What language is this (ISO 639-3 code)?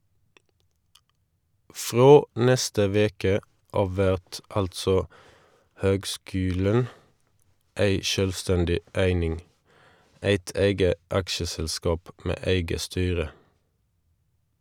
nor